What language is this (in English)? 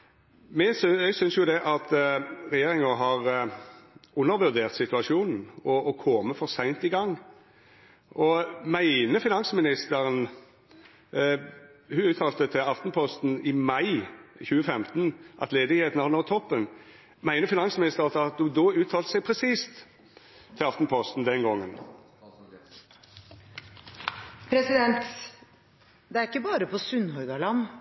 Norwegian